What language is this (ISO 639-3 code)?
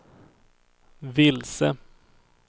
swe